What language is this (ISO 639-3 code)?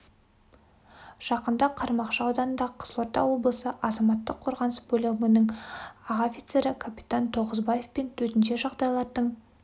kaz